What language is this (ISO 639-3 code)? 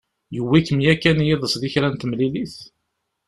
kab